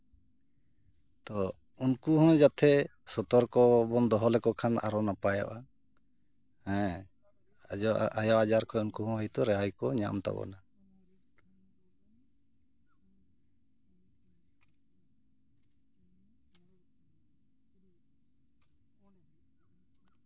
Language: Santali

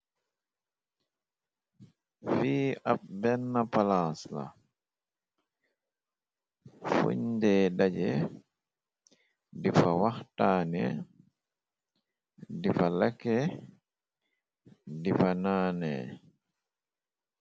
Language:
Wolof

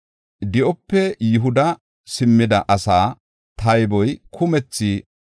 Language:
Gofa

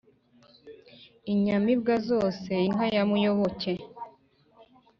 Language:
Kinyarwanda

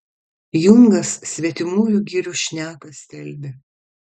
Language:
Lithuanian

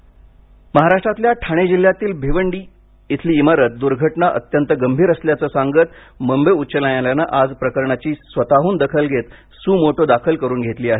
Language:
Marathi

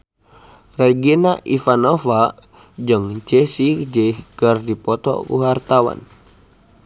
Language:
Sundanese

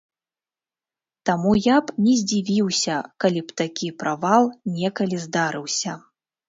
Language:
Belarusian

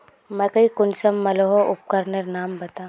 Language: Magahi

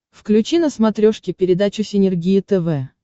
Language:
Russian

